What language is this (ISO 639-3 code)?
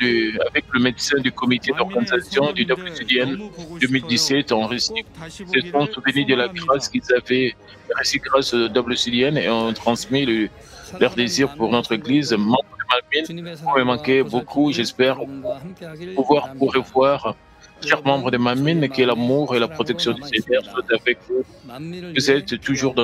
fra